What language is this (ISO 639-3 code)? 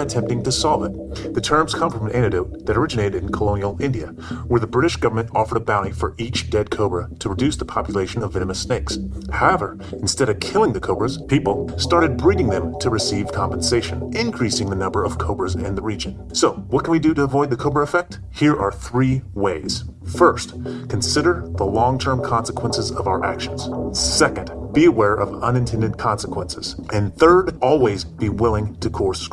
eng